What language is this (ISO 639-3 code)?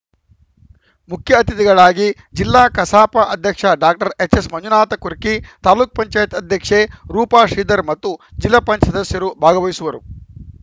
kan